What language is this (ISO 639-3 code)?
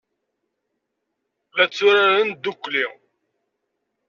kab